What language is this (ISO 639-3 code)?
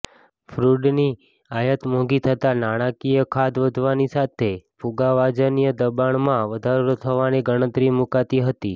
guj